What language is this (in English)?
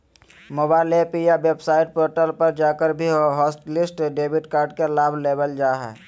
Magahi